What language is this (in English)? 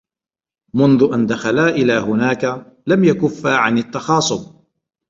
Arabic